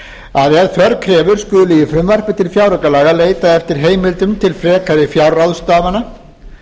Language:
Icelandic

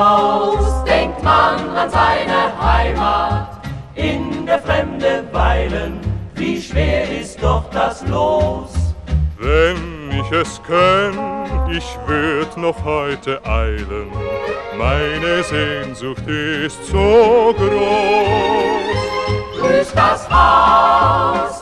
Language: Persian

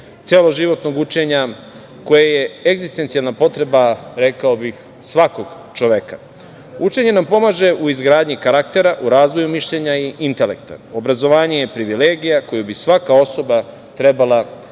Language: Serbian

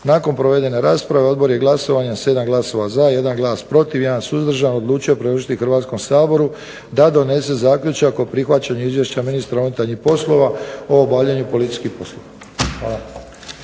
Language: Croatian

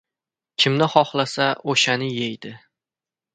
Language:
Uzbek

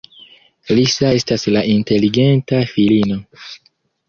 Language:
Esperanto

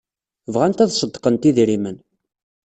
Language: Kabyle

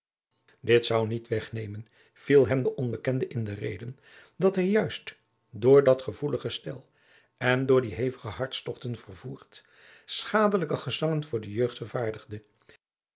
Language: Dutch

